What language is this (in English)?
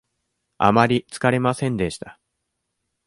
Japanese